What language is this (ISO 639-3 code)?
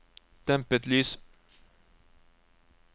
nor